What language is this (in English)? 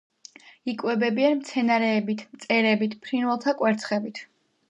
Georgian